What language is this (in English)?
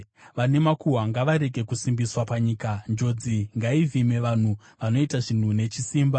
Shona